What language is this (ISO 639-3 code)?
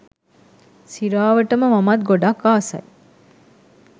sin